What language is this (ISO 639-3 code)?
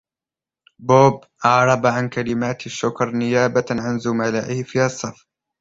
ara